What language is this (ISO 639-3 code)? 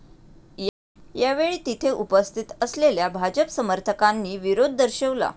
mar